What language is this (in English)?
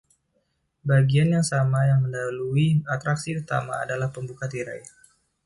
Indonesian